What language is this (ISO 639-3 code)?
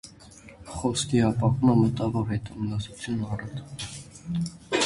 hye